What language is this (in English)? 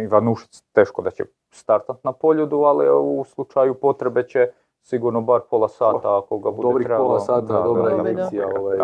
Croatian